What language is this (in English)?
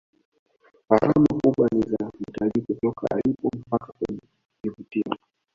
Swahili